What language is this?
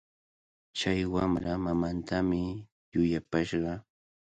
Cajatambo North Lima Quechua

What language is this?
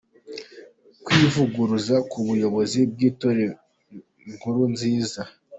Kinyarwanda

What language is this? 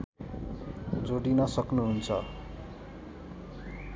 Nepali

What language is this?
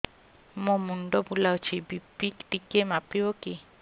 Odia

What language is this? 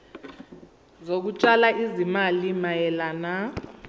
Zulu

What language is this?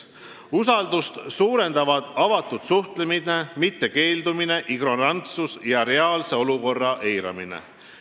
Estonian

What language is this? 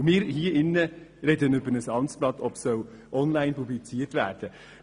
Swiss German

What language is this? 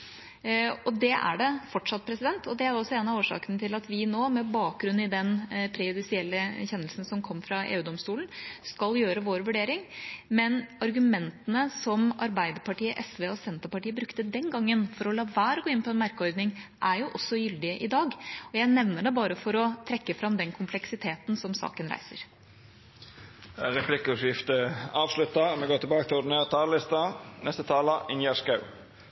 Norwegian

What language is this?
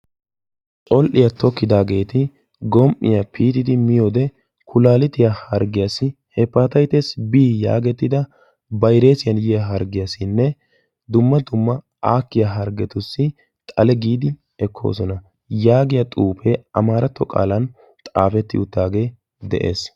Wolaytta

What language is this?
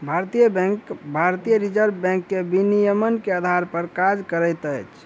Maithili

